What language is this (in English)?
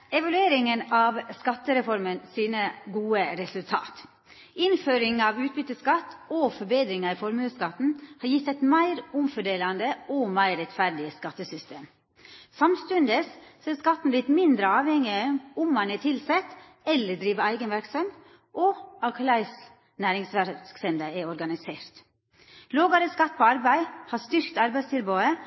Norwegian